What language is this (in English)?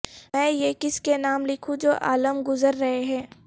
Urdu